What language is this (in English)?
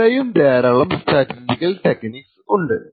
Malayalam